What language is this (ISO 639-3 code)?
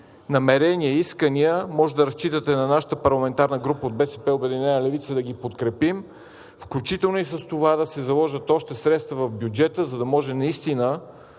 bul